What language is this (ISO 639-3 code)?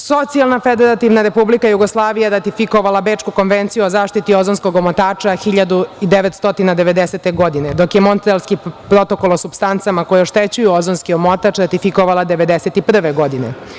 srp